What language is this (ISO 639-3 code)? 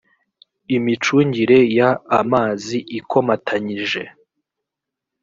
kin